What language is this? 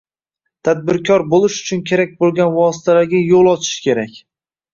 Uzbek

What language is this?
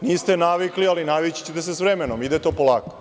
Serbian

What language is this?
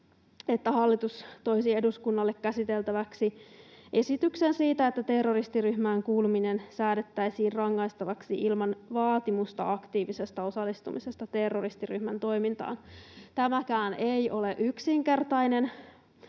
Finnish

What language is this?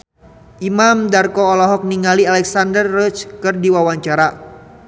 Sundanese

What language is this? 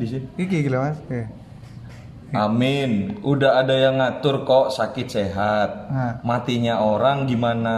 Indonesian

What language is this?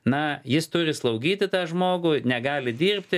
Lithuanian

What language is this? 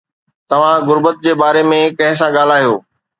Sindhi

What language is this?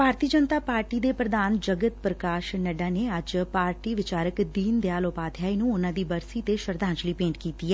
Punjabi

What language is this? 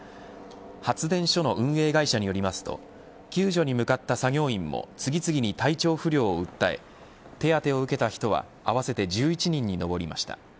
Japanese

